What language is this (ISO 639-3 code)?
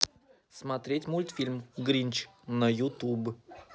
rus